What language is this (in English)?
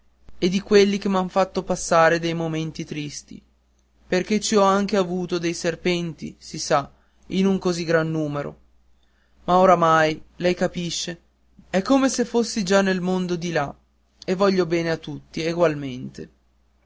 Italian